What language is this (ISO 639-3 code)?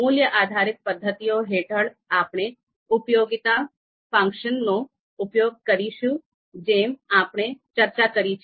guj